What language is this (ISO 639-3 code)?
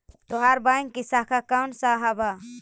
mag